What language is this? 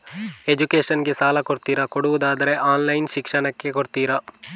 Kannada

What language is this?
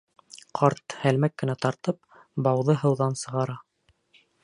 Bashkir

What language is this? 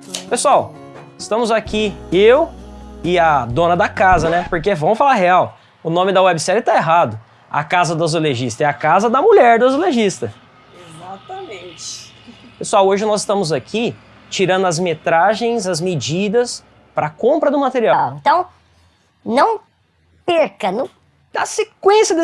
Portuguese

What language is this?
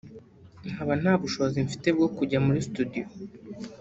Kinyarwanda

